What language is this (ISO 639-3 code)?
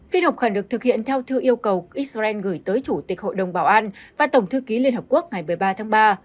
vie